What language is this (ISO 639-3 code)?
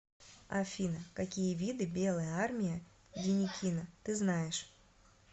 rus